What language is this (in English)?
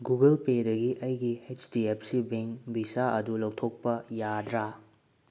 Manipuri